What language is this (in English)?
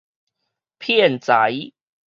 Min Nan Chinese